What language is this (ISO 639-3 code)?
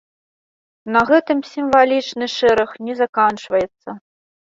bel